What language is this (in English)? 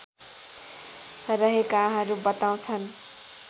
Nepali